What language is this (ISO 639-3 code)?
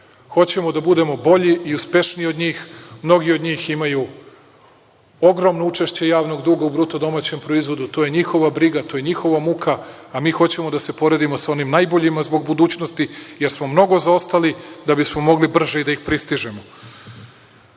srp